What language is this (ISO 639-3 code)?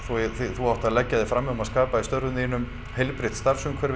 isl